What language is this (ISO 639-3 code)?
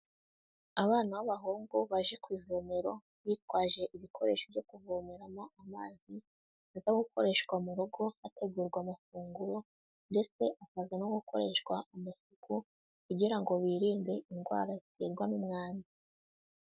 kin